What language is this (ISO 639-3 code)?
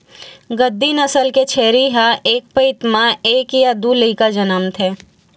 hne